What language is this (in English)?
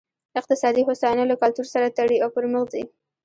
Pashto